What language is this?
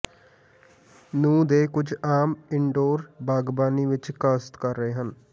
Punjabi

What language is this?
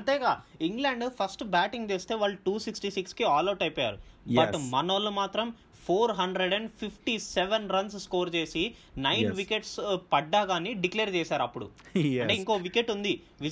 Telugu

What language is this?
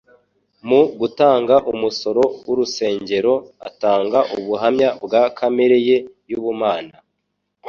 Kinyarwanda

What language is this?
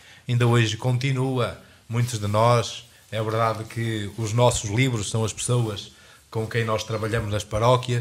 Portuguese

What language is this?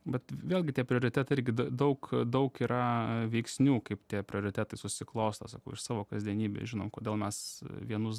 Lithuanian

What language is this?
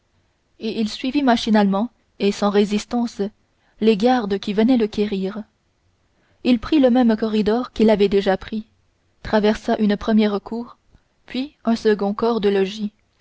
French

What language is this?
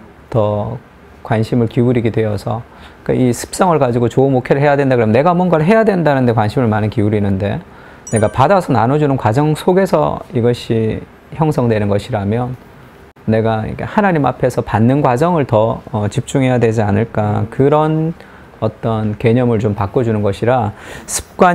Korean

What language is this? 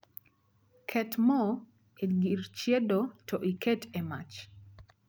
Luo (Kenya and Tanzania)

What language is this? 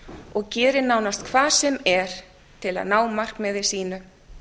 Icelandic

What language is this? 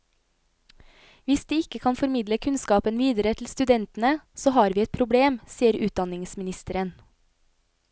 Norwegian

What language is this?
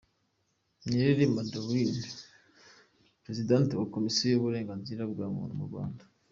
Kinyarwanda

